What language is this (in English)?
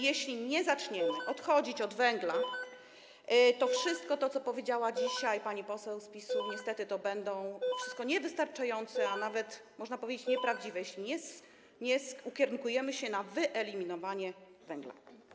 Polish